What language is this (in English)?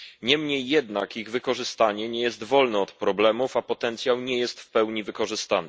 Polish